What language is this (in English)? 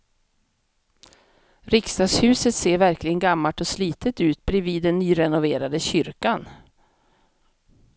Swedish